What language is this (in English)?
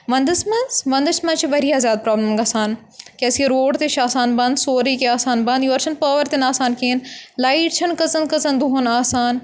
Kashmiri